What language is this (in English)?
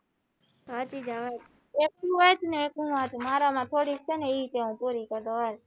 Gujarati